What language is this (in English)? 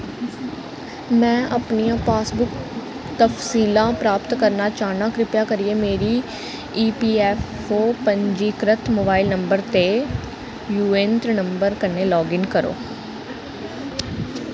Dogri